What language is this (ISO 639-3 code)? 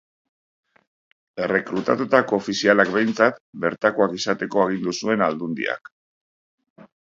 eus